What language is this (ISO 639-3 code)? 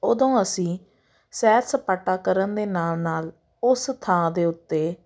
pan